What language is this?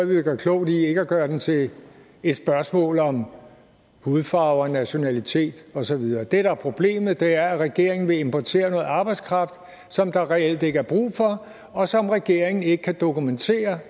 Danish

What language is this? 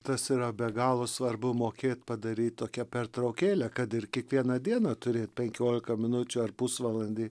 Lithuanian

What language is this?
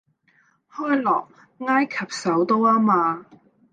Cantonese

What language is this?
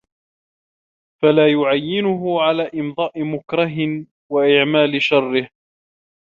Arabic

